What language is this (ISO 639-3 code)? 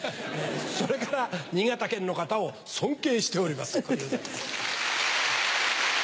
jpn